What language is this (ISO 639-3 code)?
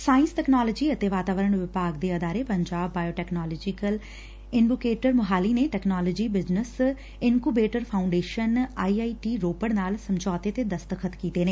pan